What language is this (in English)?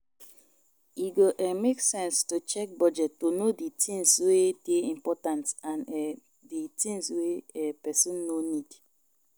Nigerian Pidgin